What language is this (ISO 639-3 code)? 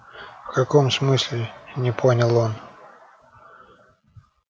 rus